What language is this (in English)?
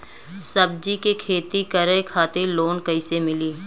Bhojpuri